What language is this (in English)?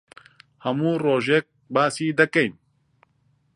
Central Kurdish